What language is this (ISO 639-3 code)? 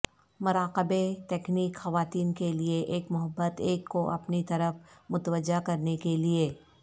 urd